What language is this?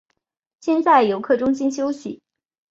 Chinese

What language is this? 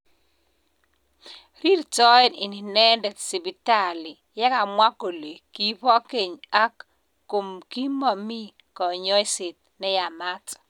Kalenjin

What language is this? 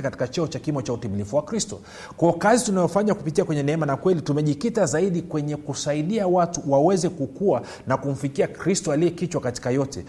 Swahili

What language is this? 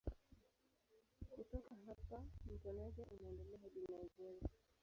Swahili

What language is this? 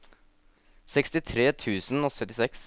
Norwegian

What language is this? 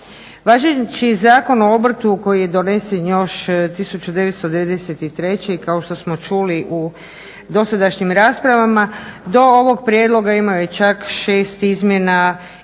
Croatian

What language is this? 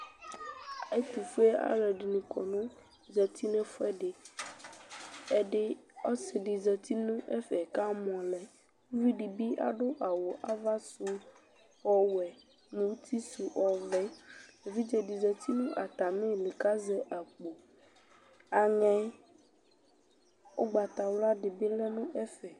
Ikposo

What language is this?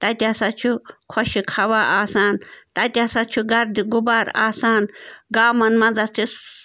Kashmiri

